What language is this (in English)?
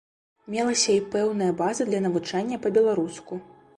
Belarusian